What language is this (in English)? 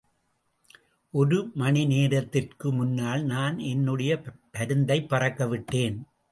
Tamil